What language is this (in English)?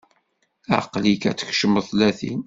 Kabyle